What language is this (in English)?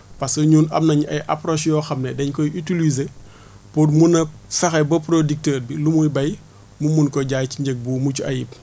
Wolof